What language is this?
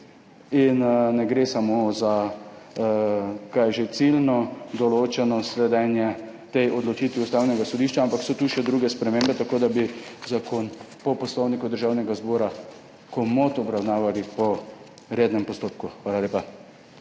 Slovenian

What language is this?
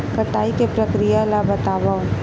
Chhattisgarhi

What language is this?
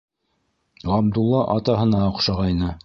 Bashkir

